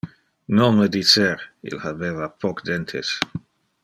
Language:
Interlingua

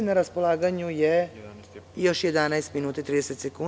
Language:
Serbian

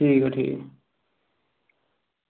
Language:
Dogri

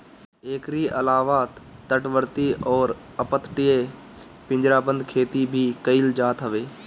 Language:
Bhojpuri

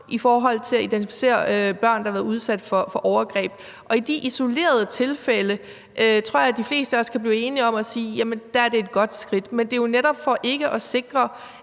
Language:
Danish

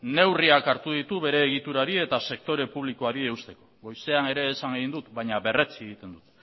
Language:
Basque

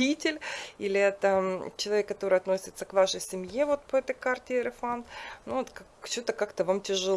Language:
Russian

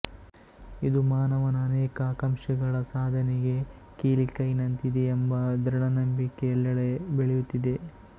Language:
Kannada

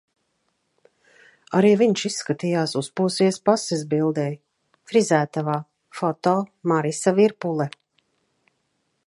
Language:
Latvian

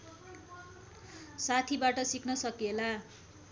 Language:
Nepali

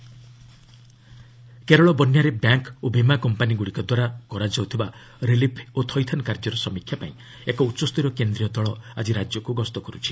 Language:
Odia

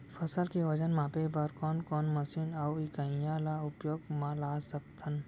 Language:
Chhattisgarhi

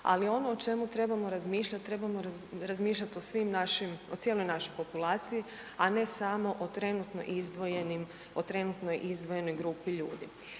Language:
Croatian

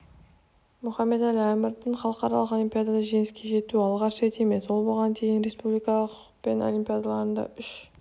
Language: Kazakh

